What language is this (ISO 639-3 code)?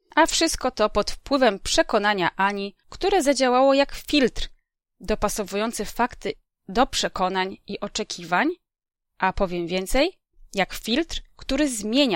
pol